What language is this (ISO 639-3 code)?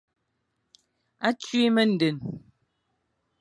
fan